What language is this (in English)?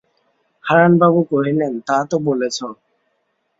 Bangla